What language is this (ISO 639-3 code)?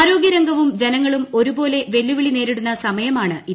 mal